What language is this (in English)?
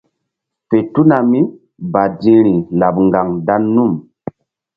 Mbum